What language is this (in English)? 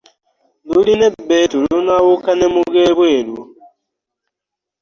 Ganda